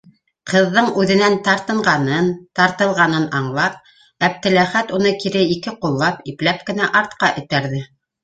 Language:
Bashkir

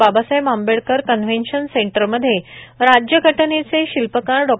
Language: Marathi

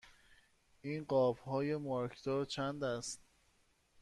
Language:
Persian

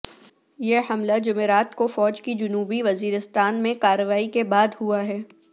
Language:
Urdu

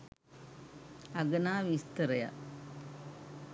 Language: Sinhala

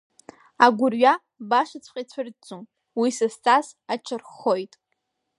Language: Abkhazian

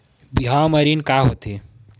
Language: Chhattisgarhi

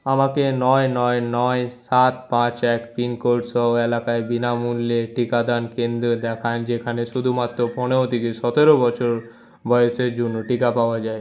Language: Bangla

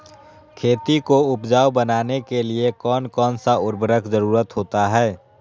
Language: Magahi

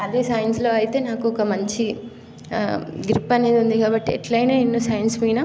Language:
Telugu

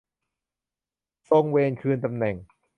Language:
Thai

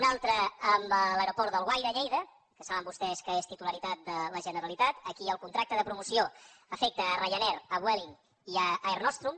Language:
Catalan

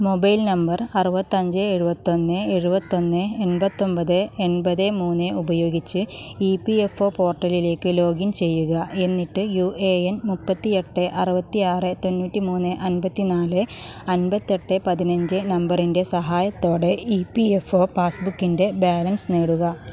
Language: Malayalam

